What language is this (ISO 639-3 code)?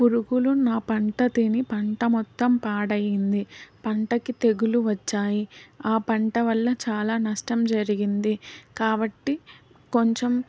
tel